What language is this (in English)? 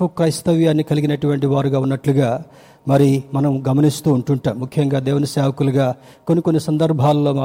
Telugu